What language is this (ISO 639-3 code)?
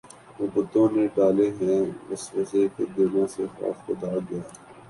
urd